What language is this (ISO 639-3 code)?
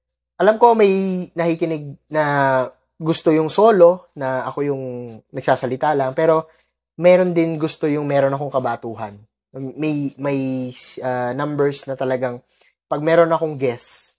fil